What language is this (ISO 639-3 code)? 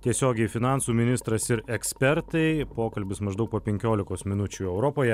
lit